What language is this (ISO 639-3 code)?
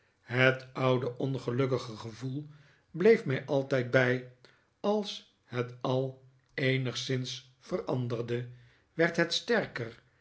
nld